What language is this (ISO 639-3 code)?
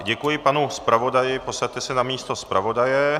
ces